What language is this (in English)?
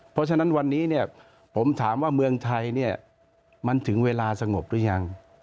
Thai